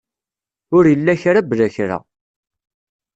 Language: Kabyle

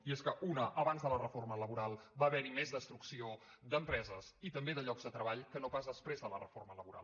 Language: Catalan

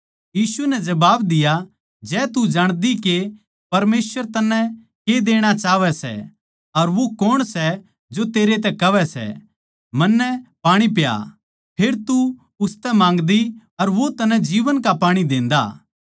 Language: Haryanvi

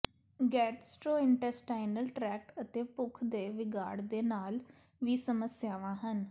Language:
Punjabi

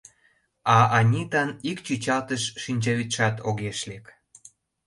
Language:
Mari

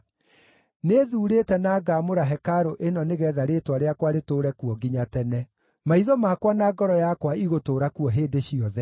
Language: Kikuyu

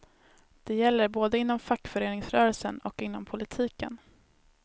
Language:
Swedish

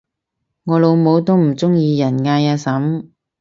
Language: Cantonese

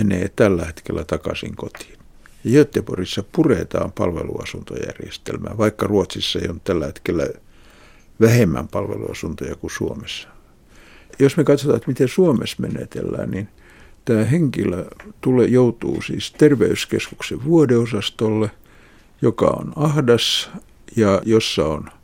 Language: Finnish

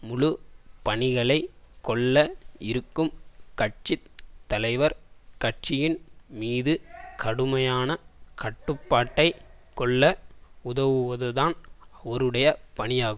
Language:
Tamil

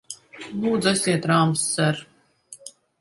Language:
Latvian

